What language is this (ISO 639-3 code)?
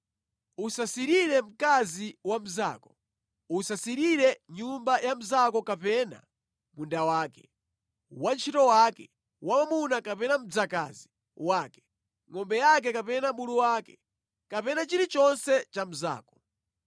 nya